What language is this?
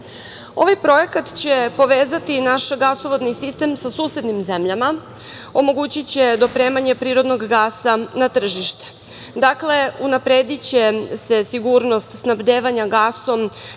Serbian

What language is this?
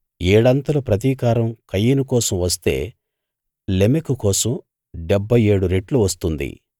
Telugu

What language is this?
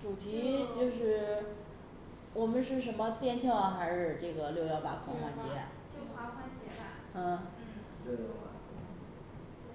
Chinese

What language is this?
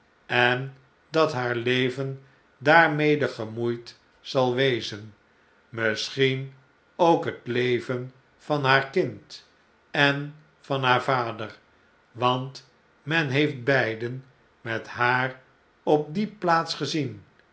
Dutch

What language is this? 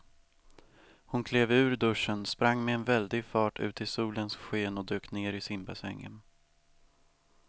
Swedish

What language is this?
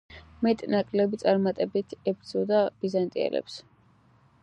Georgian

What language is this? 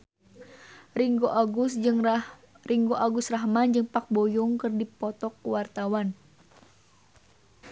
Sundanese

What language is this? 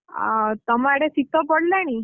Odia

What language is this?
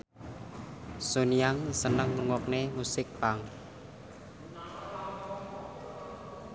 Javanese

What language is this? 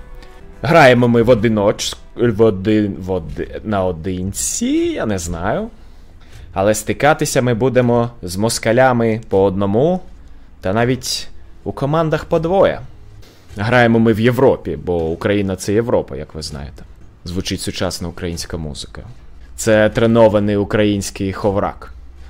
Ukrainian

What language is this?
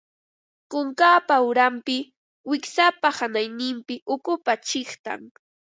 Ambo-Pasco Quechua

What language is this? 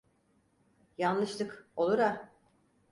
Turkish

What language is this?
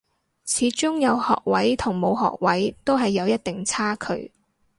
Cantonese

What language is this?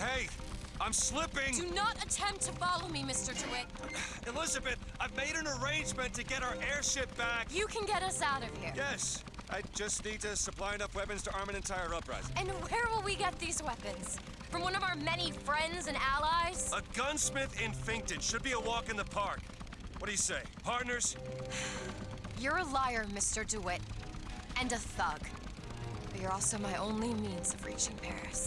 Turkish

